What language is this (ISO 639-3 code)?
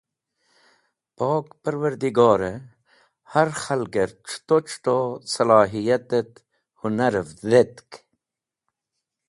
wbl